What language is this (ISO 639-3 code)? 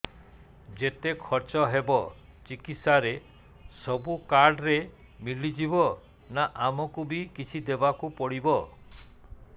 ori